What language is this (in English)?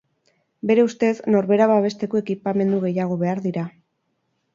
Basque